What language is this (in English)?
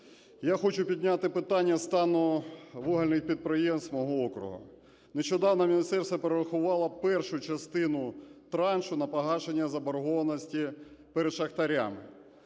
Ukrainian